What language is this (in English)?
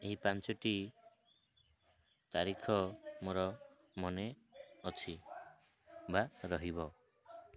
Odia